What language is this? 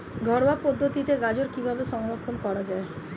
Bangla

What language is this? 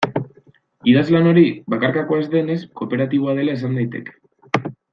Basque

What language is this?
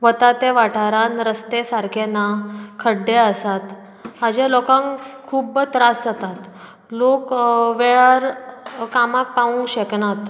Konkani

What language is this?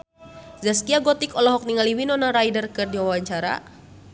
Sundanese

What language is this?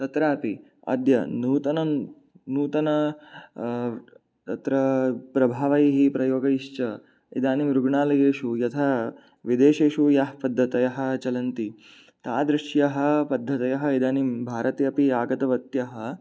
Sanskrit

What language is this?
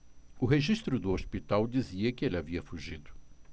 Portuguese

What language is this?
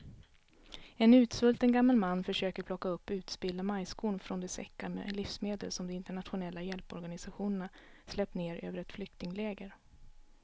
Swedish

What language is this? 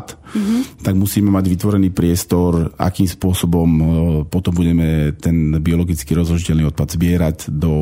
Slovak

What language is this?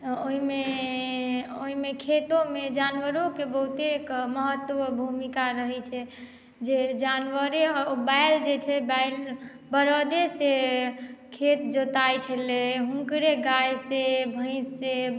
Maithili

